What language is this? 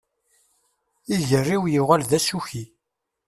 Kabyle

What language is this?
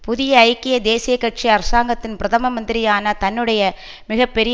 Tamil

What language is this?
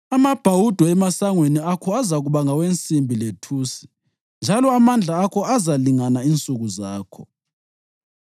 North Ndebele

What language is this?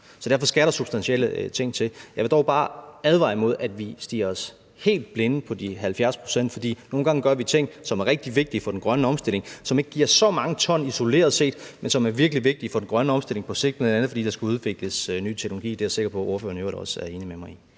Danish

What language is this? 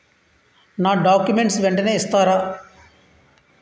Telugu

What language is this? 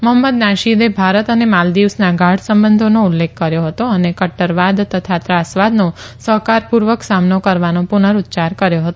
Gujarati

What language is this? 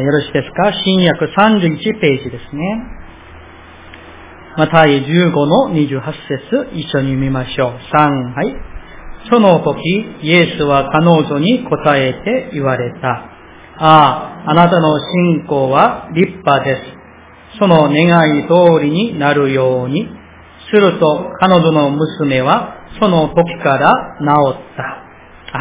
Japanese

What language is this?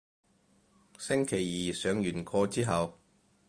Cantonese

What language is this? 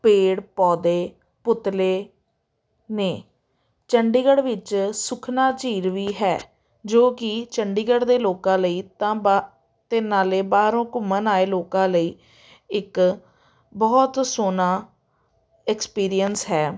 Punjabi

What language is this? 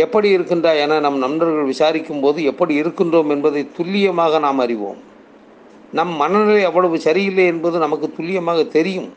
Tamil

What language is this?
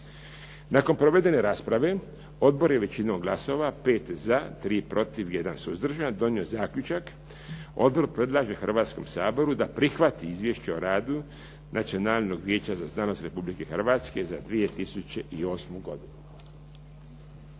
Croatian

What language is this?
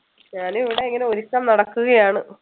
Malayalam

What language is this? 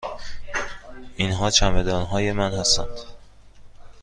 Persian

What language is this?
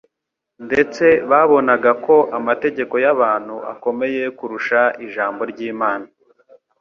Kinyarwanda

